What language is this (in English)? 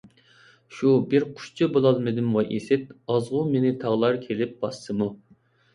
Uyghur